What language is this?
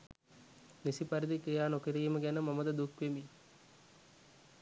Sinhala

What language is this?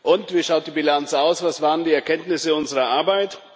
German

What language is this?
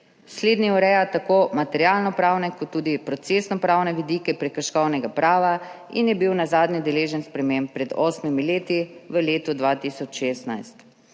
Slovenian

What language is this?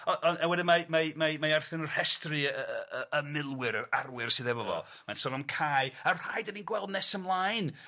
Welsh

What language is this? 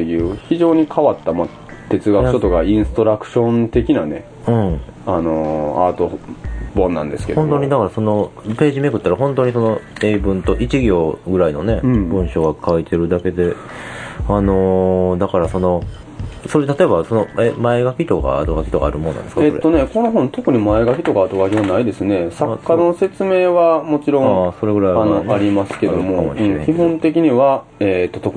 Japanese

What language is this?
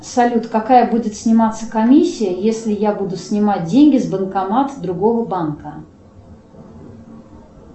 Russian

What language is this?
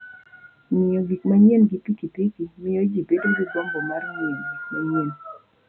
Luo (Kenya and Tanzania)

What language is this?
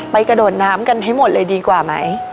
Thai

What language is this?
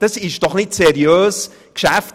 Swiss German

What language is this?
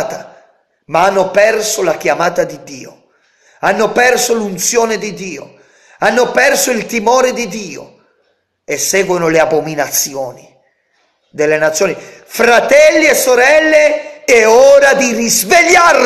Italian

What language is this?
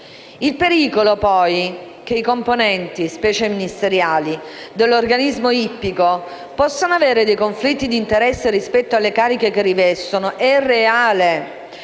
Italian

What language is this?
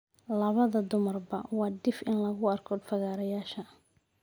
Somali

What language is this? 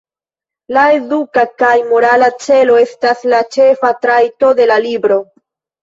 Esperanto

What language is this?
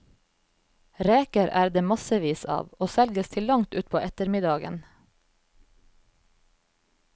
Norwegian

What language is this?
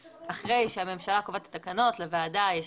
Hebrew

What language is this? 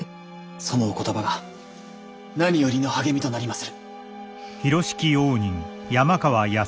Japanese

